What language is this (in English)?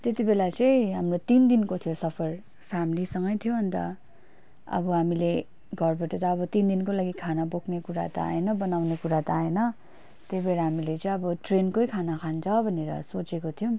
Nepali